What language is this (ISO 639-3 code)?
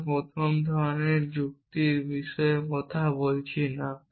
ben